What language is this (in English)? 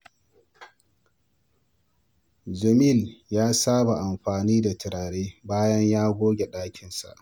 Hausa